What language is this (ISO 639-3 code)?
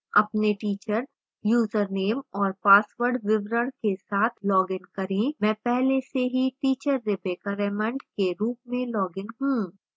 hin